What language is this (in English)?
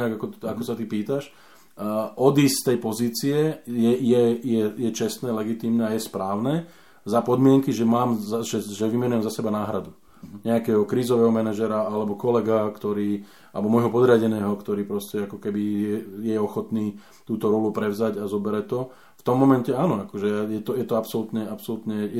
Slovak